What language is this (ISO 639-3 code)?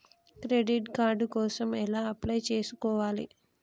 tel